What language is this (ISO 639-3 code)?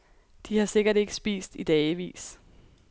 dan